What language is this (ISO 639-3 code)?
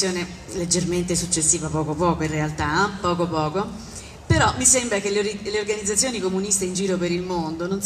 ita